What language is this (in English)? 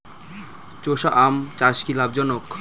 Bangla